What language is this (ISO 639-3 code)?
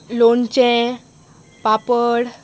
kok